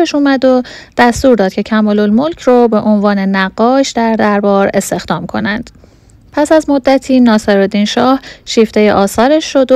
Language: Persian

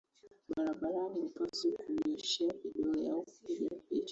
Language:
Swahili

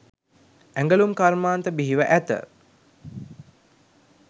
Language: Sinhala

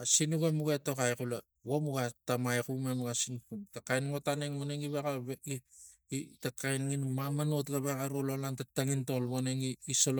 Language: Tigak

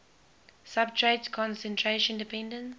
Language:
English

